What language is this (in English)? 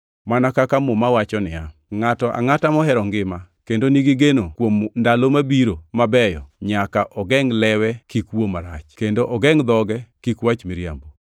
Luo (Kenya and Tanzania)